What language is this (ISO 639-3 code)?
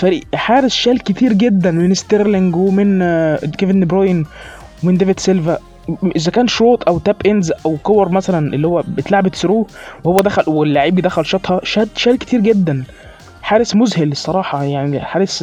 ara